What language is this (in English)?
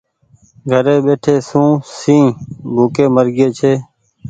Goaria